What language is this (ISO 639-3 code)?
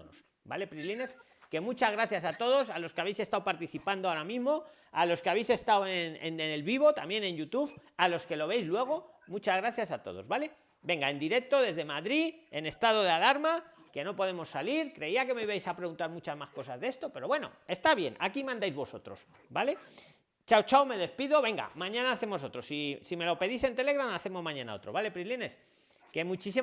spa